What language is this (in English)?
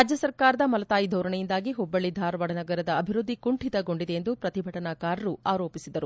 Kannada